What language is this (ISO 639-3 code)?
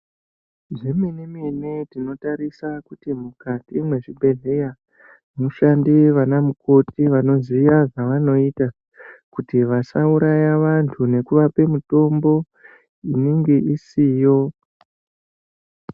ndc